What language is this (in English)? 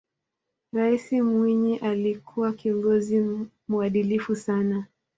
Swahili